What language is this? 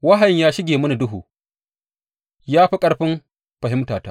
Hausa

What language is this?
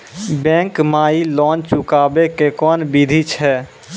Maithili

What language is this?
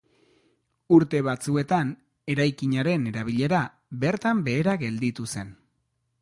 Basque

